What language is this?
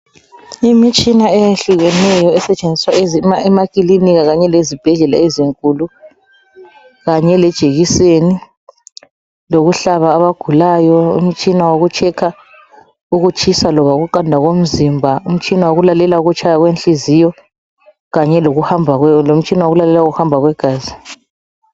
North Ndebele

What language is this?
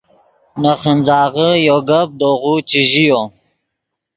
Yidgha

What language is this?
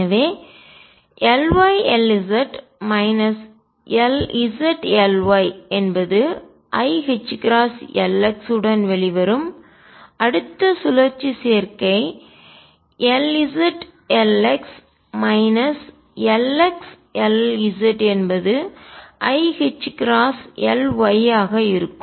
Tamil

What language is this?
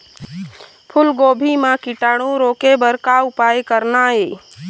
Chhattisgarhi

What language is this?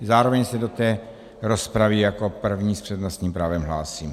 Czech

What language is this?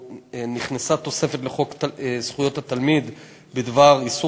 Hebrew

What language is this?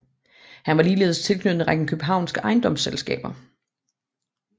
Danish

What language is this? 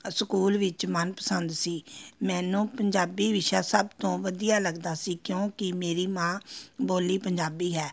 Punjabi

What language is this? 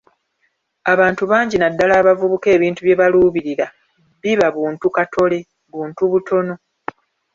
Ganda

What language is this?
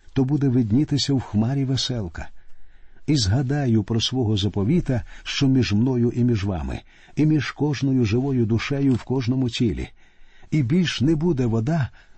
Ukrainian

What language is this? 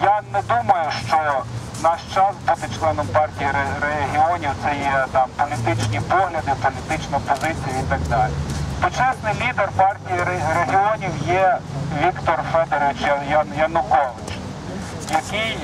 Ukrainian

